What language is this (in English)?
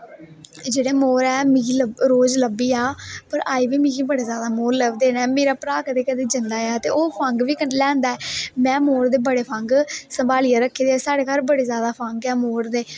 Dogri